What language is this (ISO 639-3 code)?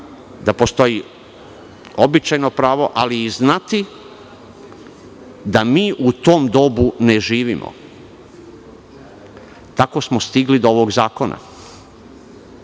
srp